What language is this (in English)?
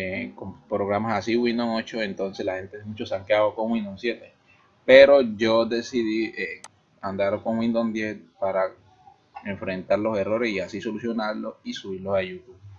Spanish